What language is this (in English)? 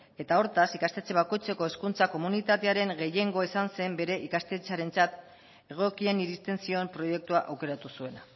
Basque